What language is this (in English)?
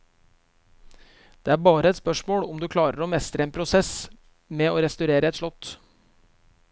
Norwegian